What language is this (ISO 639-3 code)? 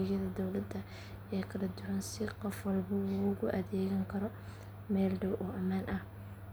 som